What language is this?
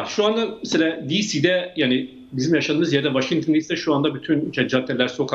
Turkish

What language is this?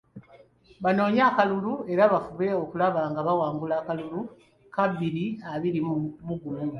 Ganda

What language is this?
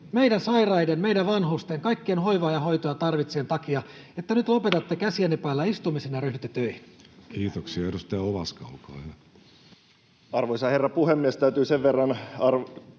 Finnish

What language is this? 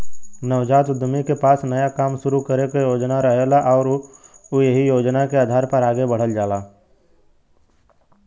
Bhojpuri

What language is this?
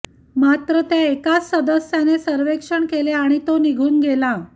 Marathi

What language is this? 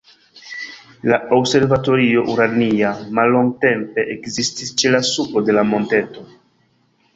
Esperanto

